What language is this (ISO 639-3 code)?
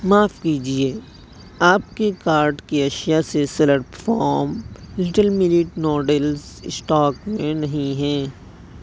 urd